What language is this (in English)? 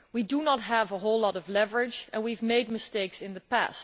English